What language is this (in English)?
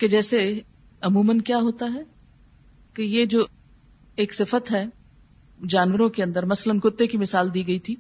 Urdu